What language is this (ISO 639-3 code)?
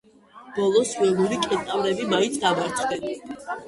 kat